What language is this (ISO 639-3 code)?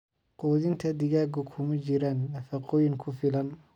som